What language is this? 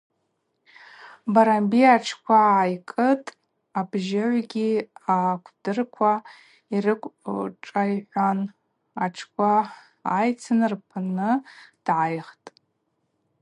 Abaza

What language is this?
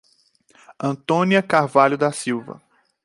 Portuguese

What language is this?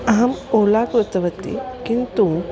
Sanskrit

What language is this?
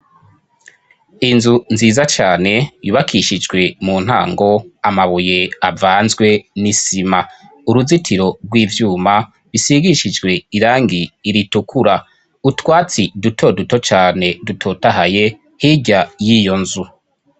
Rundi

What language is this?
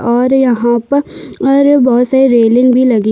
Hindi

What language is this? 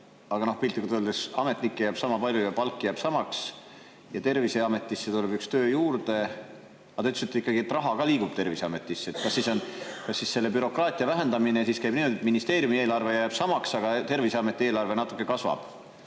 Estonian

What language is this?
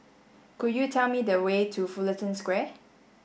English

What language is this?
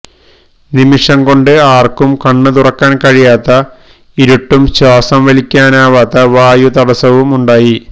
Malayalam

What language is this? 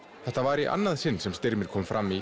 Icelandic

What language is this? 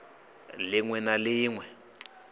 Venda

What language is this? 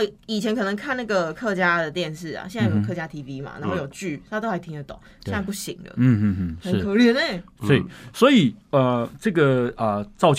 Chinese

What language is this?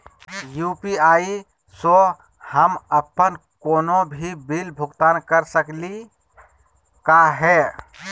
Magahi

